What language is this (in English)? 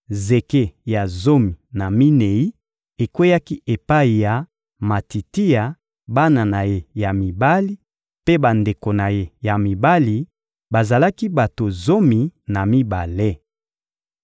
Lingala